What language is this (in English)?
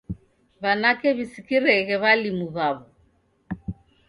Taita